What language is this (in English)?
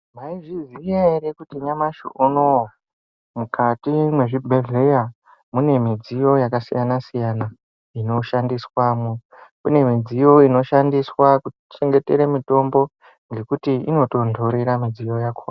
Ndau